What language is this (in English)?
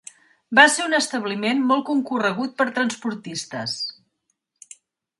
Catalan